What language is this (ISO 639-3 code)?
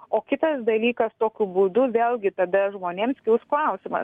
lit